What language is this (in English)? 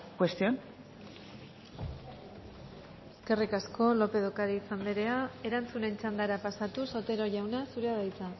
Basque